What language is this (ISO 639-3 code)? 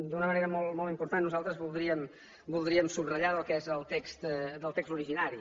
cat